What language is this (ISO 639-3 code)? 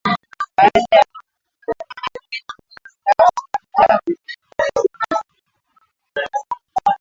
swa